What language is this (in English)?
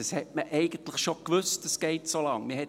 Swiss German